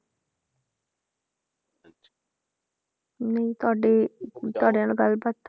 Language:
Punjabi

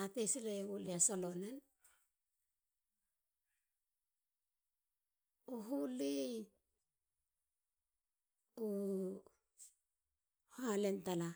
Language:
Halia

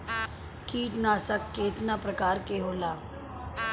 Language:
Bhojpuri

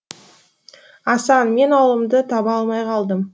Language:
Kazakh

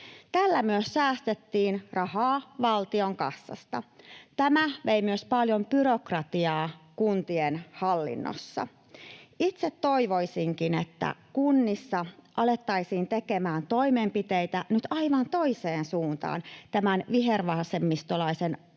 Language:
Finnish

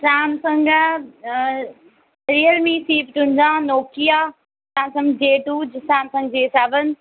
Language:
Dogri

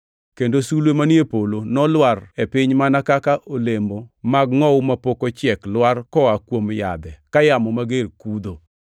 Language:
Luo (Kenya and Tanzania)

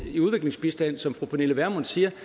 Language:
Danish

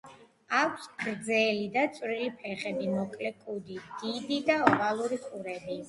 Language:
Georgian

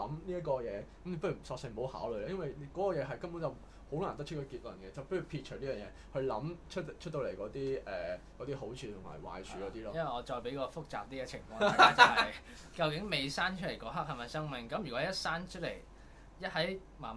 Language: Chinese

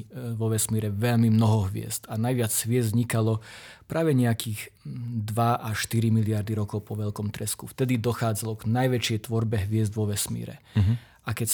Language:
Slovak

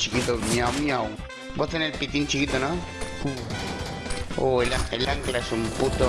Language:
Spanish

